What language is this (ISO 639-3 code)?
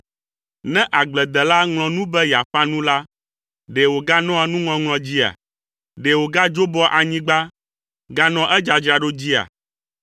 ewe